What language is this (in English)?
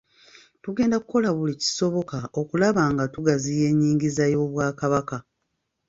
Ganda